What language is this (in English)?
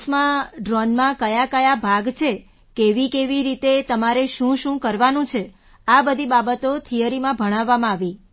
Gujarati